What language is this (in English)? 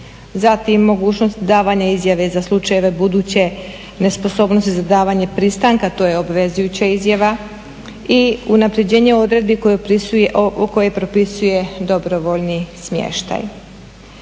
Croatian